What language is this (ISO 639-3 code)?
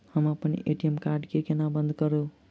mai